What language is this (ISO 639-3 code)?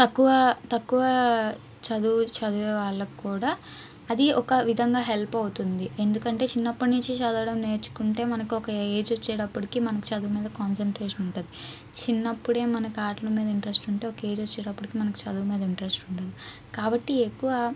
tel